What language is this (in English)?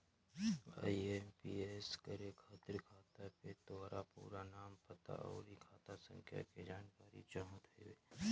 Bhojpuri